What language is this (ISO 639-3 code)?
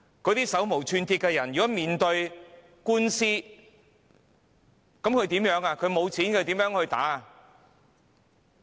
yue